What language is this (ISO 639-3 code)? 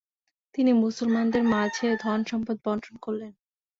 ben